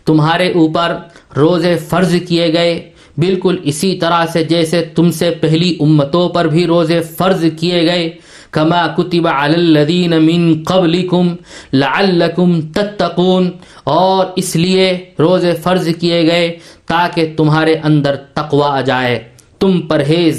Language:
Urdu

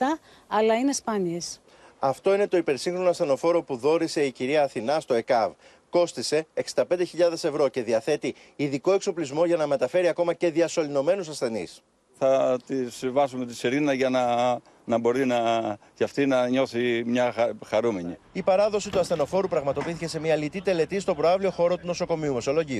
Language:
Greek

